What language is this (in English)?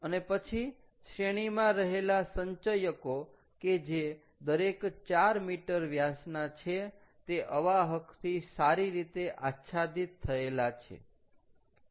Gujarati